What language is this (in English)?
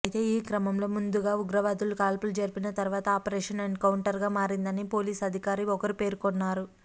Telugu